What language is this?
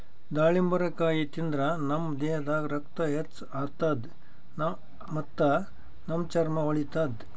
Kannada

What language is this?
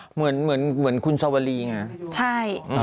Thai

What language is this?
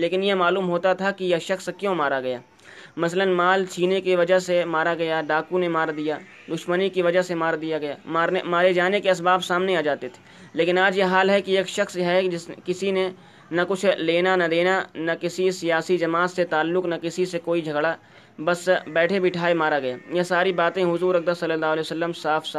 Urdu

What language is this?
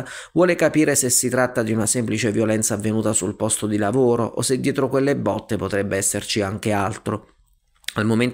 Italian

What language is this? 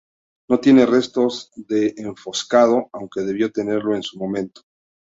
Spanish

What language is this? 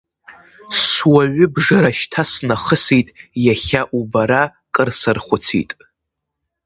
Abkhazian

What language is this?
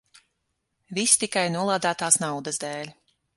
Latvian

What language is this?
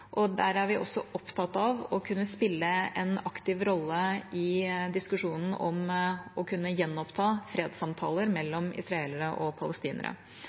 Norwegian Bokmål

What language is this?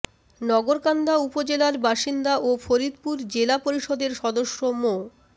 Bangla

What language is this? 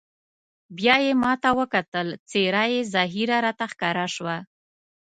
Pashto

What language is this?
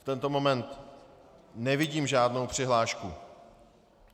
Czech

